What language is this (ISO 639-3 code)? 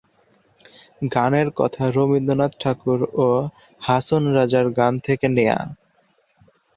ben